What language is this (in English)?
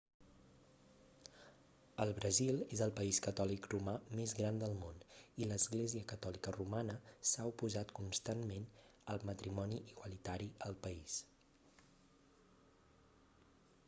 Catalan